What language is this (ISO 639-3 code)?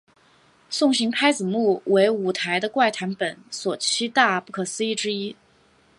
zho